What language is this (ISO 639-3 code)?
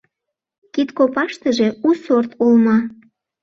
chm